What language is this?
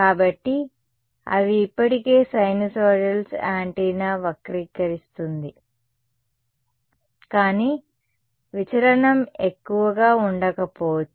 Telugu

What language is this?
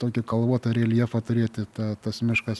Lithuanian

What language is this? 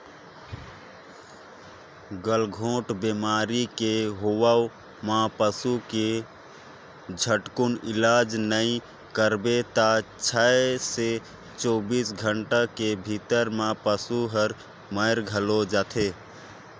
Chhattisgarhi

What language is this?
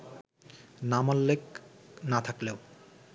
Bangla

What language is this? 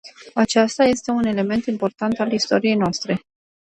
Romanian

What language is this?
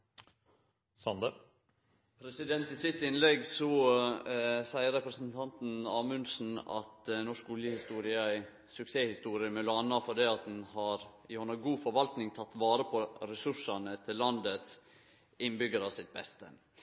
Norwegian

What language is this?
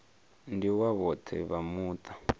Venda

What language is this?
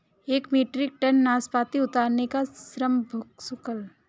Hindi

